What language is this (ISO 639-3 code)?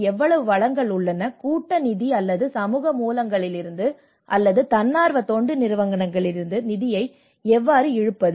tam